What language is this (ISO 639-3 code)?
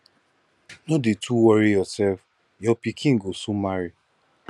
pcm